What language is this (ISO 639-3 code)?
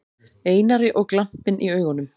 isl